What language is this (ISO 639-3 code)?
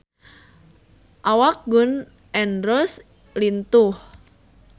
sun